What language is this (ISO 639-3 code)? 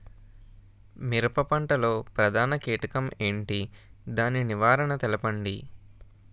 tel